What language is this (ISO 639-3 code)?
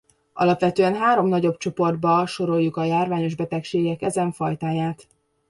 hun